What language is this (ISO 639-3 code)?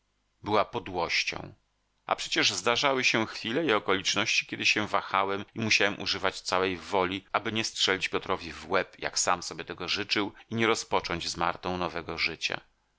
pol